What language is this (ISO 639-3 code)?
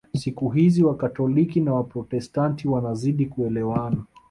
swa